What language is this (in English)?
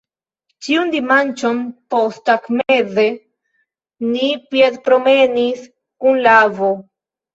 Esperanto